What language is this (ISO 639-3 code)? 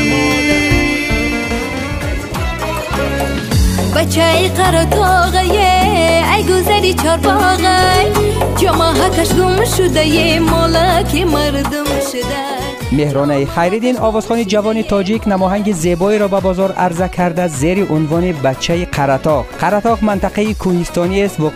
fas